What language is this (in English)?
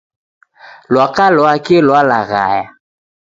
Taita